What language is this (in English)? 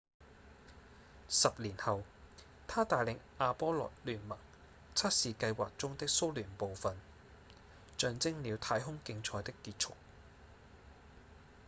Cantonese